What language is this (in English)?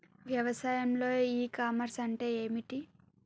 Telugu